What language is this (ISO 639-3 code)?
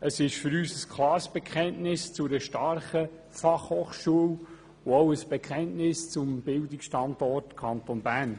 gsw